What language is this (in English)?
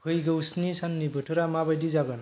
Bodo